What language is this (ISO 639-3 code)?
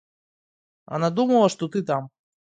rus